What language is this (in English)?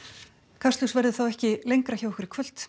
Icelandic